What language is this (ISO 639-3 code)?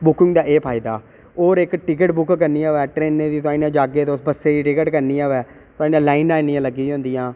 doi